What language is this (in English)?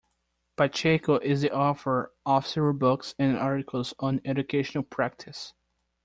English